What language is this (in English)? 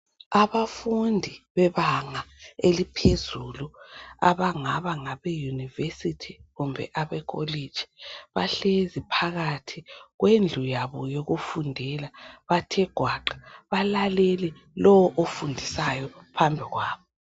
North Ndebele